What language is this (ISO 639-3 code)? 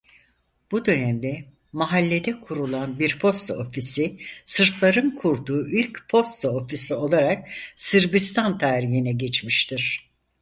tur